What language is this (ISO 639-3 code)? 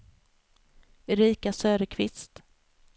swe